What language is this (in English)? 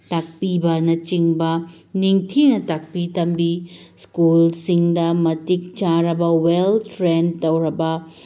Manipuri